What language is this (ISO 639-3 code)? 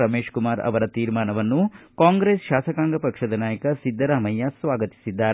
kan